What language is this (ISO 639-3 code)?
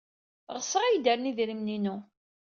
kab